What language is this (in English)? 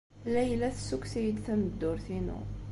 Kabyle